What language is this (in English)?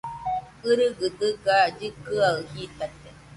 Nüpode Huitoto